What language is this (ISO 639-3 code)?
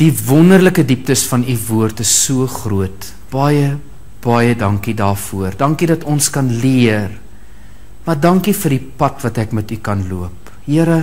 nld